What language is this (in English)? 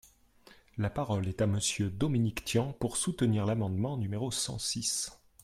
French